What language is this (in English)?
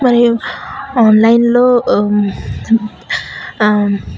Telugu